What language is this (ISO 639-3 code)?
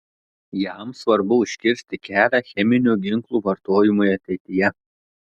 lit